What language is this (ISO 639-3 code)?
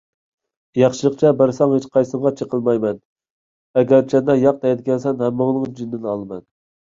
uig